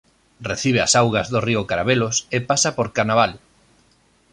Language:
Galician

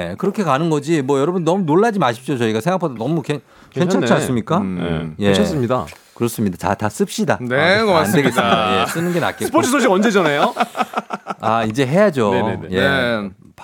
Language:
Korean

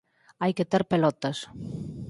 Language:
Galician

